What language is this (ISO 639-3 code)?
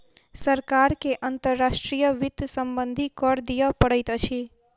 mai